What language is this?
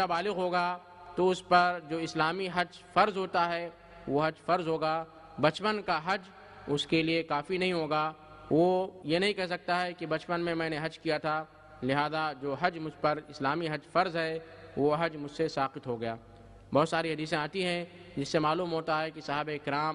Hindi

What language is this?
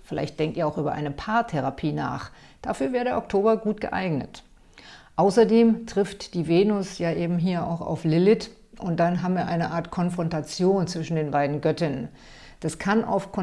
German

